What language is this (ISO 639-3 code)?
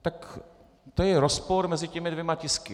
ces